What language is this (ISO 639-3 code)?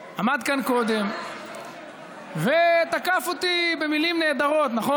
heb